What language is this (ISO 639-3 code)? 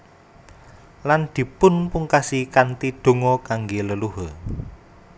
jav